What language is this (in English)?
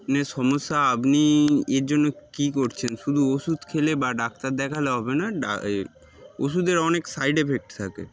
Bangla